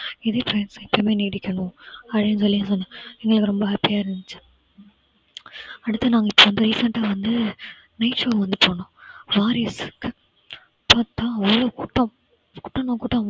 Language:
Tamil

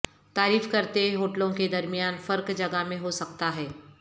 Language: Urdu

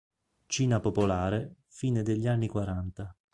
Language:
Italian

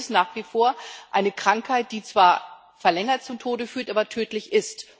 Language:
German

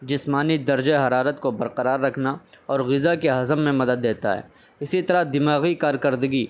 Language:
Urdu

